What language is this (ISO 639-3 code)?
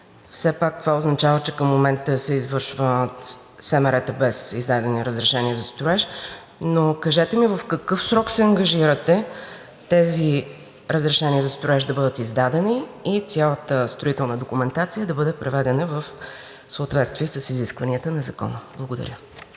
bul